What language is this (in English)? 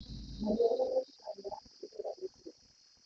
Kikuyu